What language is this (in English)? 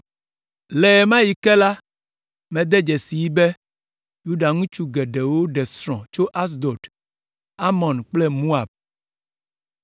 Ewe